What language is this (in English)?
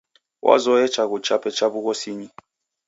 Taita